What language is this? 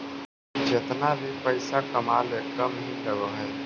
Magahi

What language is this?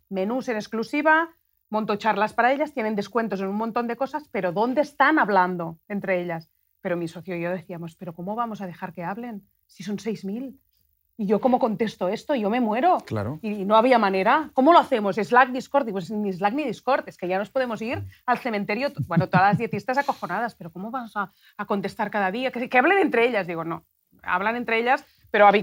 Spanish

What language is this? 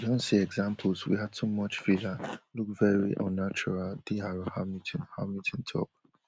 Nigerian Pidgin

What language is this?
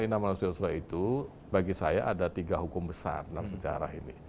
Indonesian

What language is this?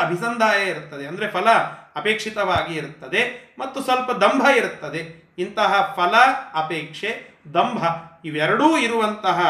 Kannada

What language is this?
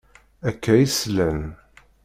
Kabyle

